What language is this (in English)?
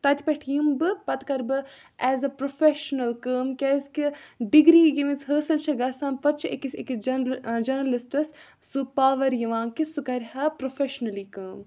Kashmiri